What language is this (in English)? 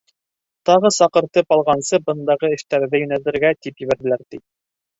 Bashkir